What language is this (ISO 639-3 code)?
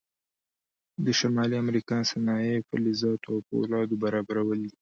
pus